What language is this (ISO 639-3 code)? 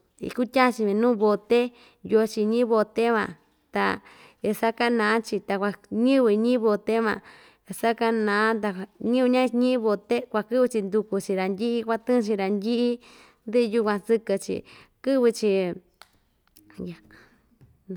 vmj